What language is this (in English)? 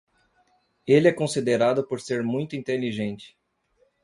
Portuguese